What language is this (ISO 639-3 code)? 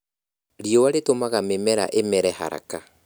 kik